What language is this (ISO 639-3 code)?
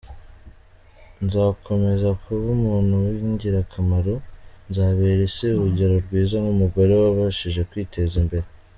kin